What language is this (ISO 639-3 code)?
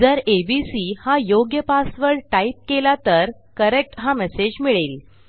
mar